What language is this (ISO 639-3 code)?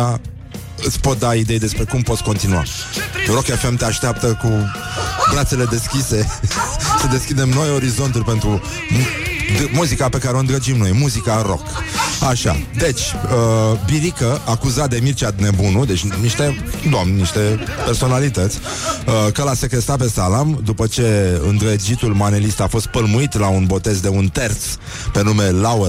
ron